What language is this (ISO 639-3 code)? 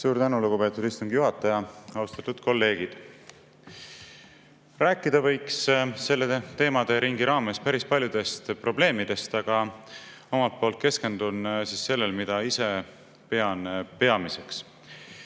est